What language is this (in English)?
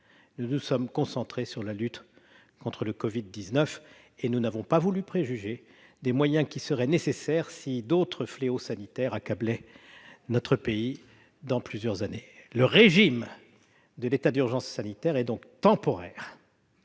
French